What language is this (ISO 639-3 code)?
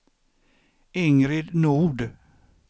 swe